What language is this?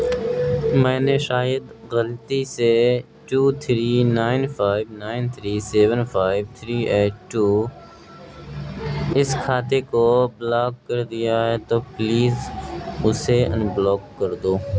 Urdu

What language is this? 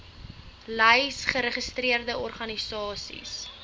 Afrikaans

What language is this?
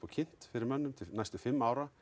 Icelandic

